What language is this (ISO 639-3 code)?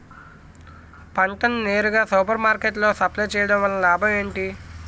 tel